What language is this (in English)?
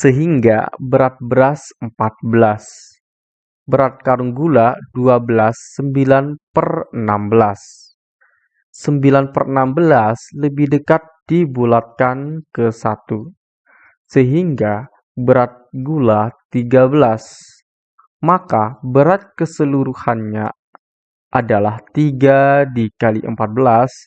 Indonesian